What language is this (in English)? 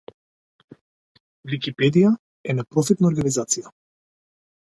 Macedonian